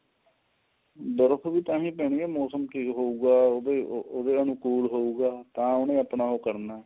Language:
Punjabi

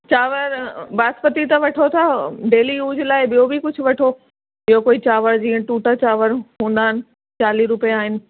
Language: Sindhi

